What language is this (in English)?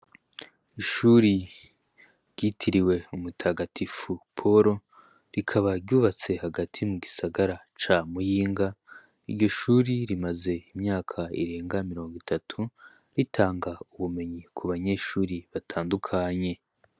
Rundi